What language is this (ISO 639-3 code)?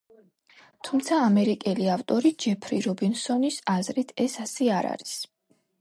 kat